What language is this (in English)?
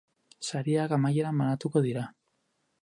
Basque